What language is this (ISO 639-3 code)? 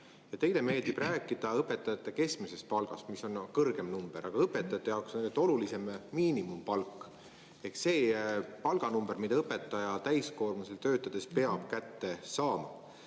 est